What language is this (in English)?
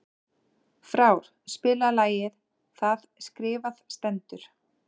Icelandic